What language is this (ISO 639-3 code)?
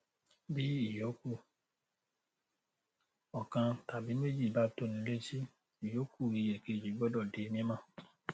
yor